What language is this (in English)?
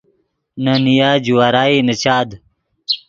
Yidgha